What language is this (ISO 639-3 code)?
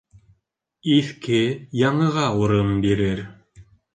bak